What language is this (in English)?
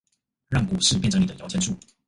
Chinese